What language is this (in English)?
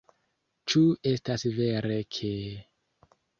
Esperanto